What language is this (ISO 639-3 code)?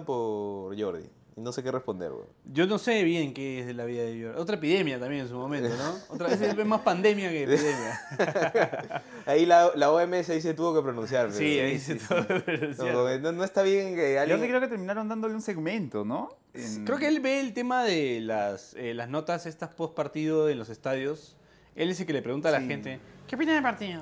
spa